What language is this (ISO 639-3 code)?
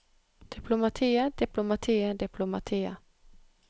nor